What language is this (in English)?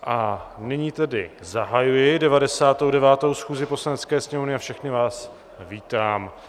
Czech